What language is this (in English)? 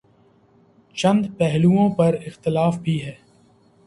Urdu